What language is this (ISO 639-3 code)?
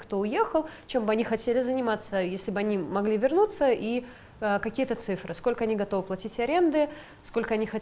rus